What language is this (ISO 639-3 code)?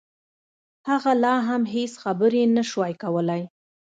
pus